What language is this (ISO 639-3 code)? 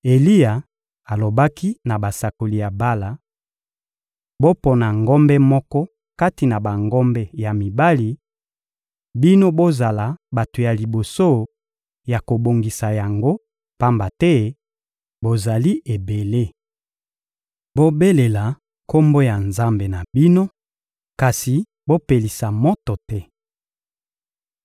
lin